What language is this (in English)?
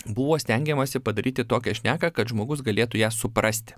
Lithuanian